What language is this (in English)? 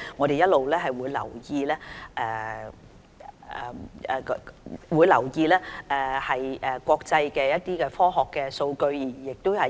Cantonese